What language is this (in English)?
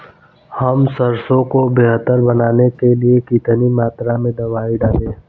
Hindi